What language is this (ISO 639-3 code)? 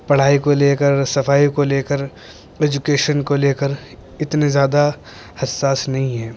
urd